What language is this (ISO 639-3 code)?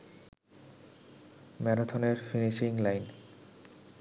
ben